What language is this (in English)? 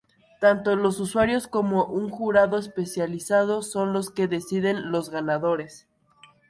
Spanish